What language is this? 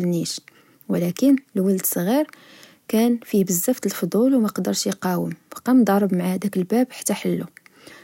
Moroccan Arabic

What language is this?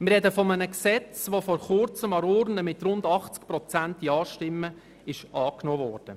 Swiss German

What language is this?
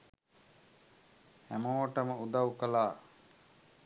Sinhala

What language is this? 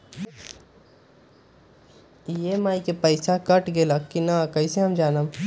Magahi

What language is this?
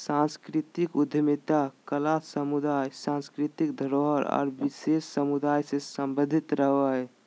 Magahi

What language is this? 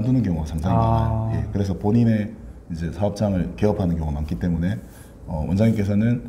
Korean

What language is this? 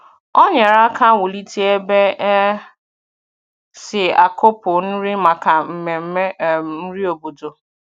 Igbo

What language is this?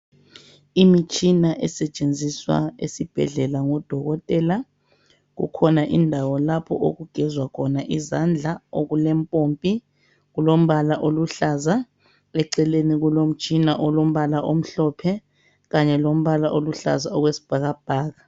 North Ndebele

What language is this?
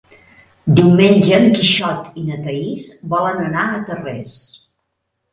Catalan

